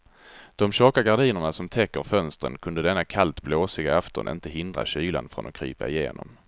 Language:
Swedish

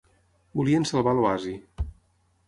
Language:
Catalan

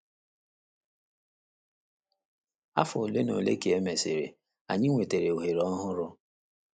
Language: Igbo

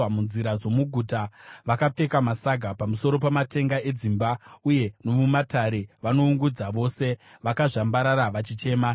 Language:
Shona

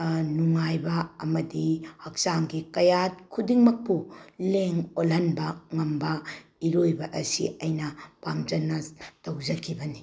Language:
Manipuri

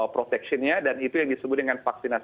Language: Indonesian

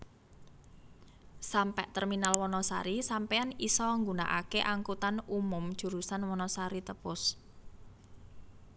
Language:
Javanese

